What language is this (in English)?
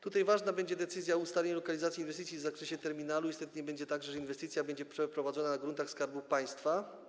Polish